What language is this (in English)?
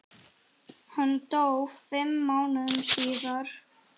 Icelandic